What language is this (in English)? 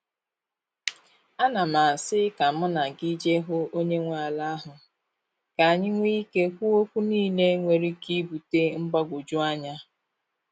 Igbo